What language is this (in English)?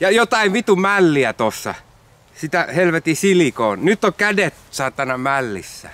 Finnish